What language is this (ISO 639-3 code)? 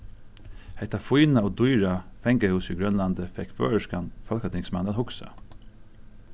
fao